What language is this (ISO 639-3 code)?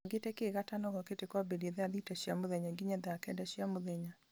kik